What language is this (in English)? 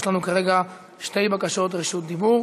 Hebrew